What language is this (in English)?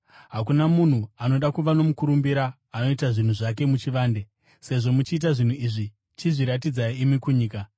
Shona